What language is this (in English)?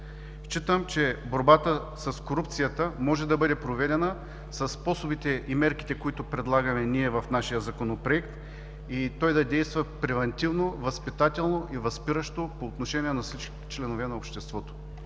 Bulgarian